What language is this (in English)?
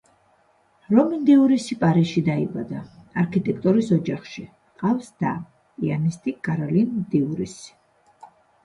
Georgian